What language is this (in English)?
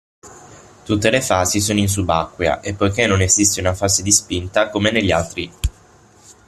Italian